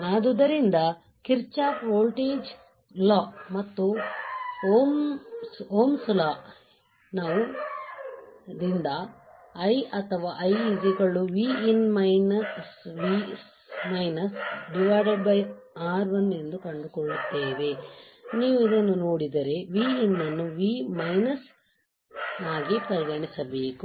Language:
Kannada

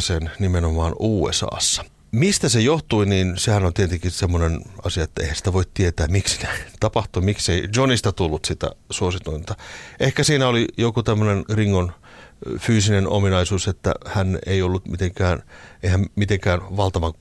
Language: Finnish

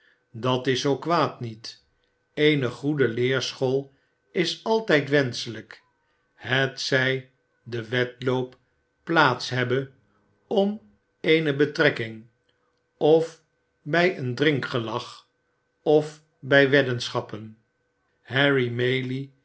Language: Dutch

